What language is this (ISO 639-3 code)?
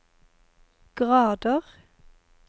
nor